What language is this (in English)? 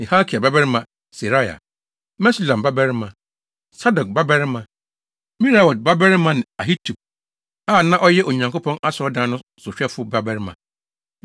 Akan